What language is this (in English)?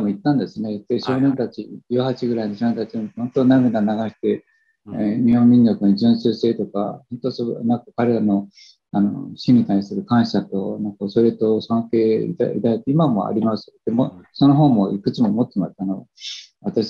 Japanese